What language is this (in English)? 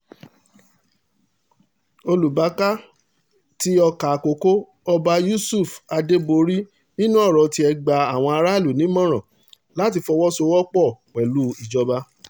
Yoruba